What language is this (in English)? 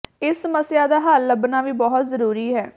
Punjabi